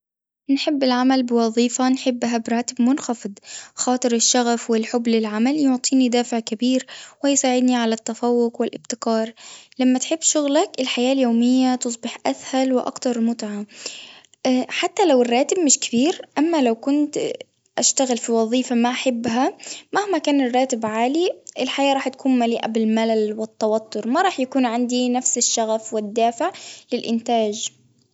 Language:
Tunisian Arabic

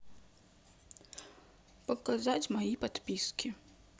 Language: Russian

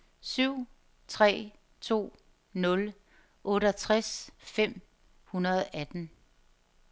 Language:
Danish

